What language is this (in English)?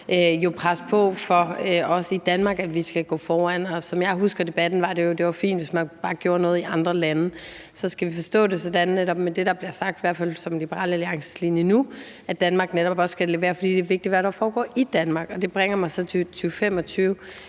Danish